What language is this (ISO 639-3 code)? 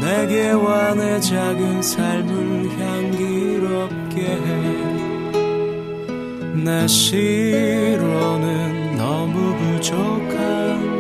kor